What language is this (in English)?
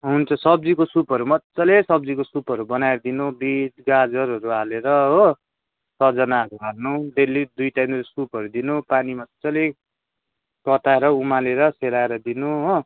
Nepali